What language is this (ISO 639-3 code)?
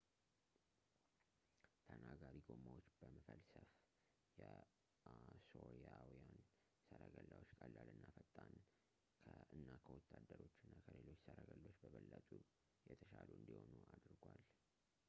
amh